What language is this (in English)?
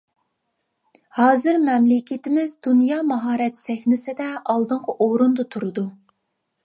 Uyghur